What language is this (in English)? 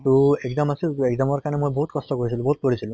Assamese